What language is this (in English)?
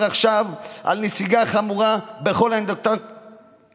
Hebrew